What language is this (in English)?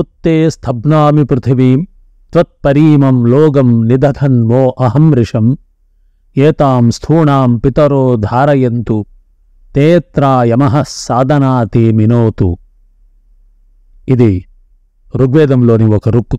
Telugu